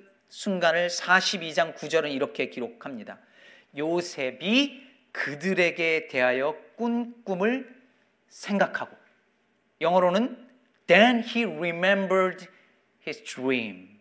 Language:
Korean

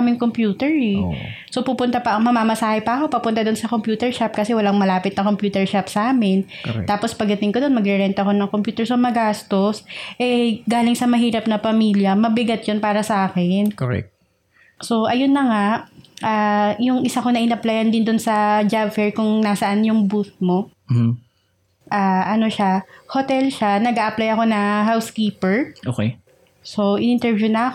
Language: Filipino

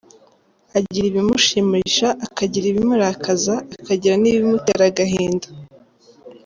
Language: Kinyarwanda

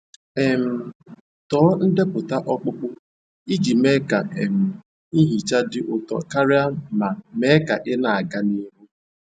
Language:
Igbo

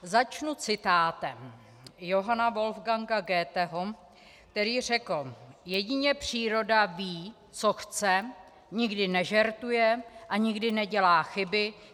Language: Czech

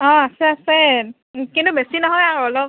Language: Assamese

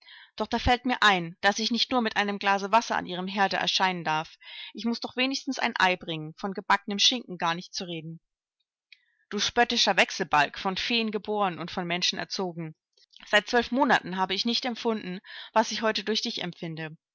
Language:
German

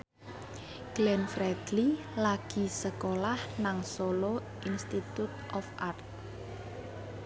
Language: Javanese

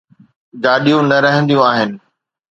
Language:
Sindhi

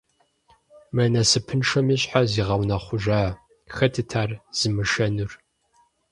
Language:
Kabardian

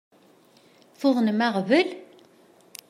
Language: Kabyle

